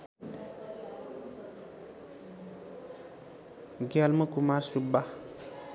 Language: Nepali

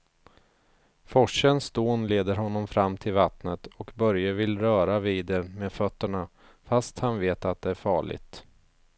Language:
Swedish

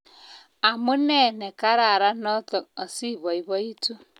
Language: Kalenjin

